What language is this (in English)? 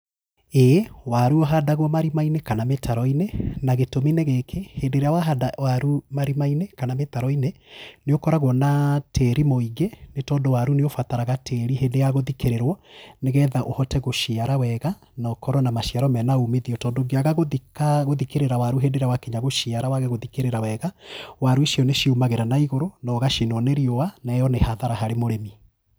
Kikuyu